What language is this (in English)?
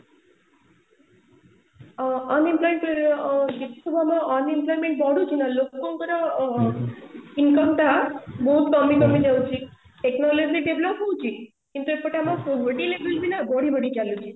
Odia